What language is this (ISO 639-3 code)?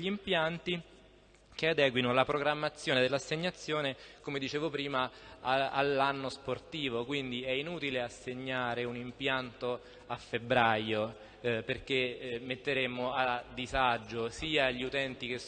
ita